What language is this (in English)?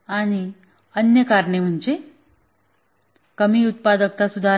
Marathi